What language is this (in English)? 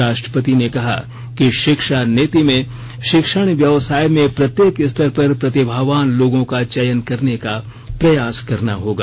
Hindi